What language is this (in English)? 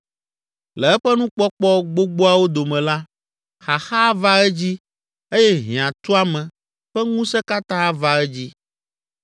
Ewe